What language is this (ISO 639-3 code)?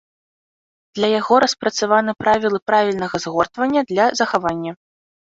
bel